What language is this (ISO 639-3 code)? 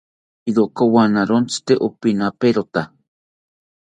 cpy